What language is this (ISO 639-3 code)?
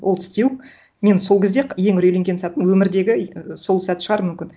kaz